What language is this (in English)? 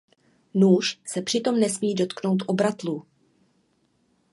Czech